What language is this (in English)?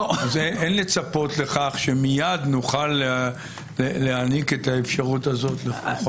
Hebrew